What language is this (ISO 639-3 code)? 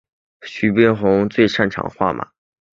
zho